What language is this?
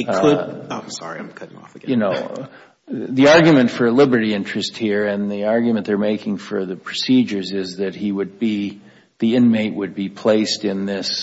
English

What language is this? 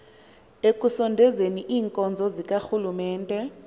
Xhosa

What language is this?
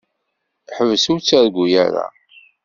Kabyle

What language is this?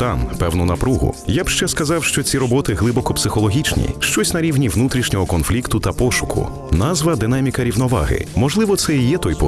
Ukrainian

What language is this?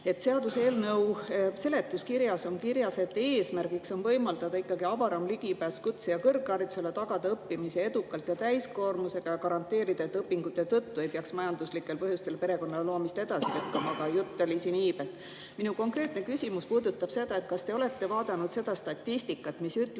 Estonian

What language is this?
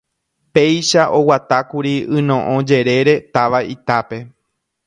Guarani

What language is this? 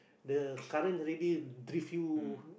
English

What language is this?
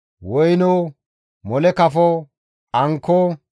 Gamo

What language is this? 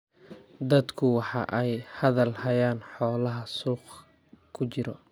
Somali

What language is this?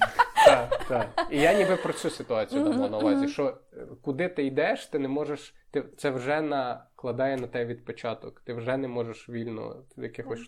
Ukrainian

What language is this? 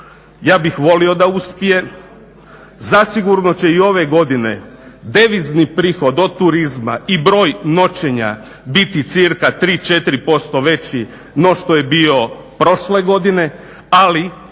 Croatian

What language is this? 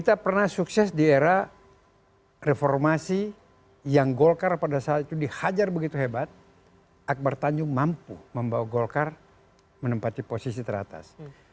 Indonesian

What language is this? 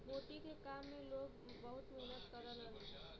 Bhojpuri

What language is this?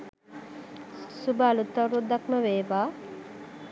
Sinhala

